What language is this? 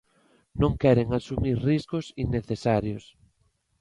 Galician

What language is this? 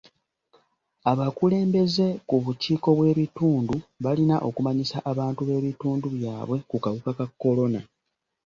Ganda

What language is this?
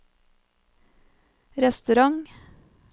Norwegian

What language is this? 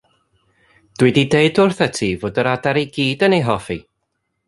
Welsh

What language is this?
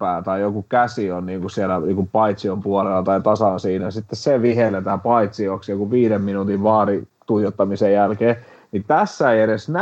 Finnish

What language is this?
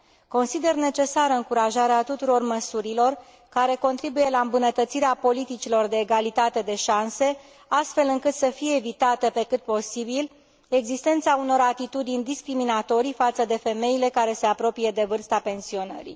Romanian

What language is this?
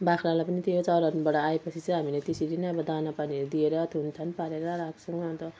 Nepali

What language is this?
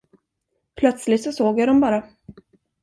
Swedish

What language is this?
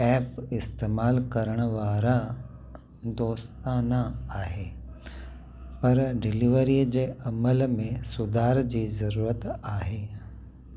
Sindhi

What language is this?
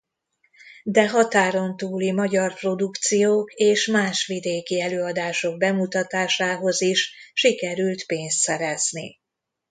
Hungarian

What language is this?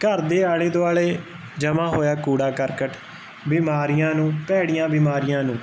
Punjabi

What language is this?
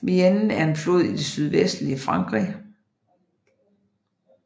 Danish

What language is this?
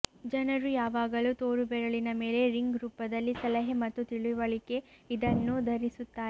Kannada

